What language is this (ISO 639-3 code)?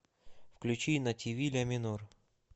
rus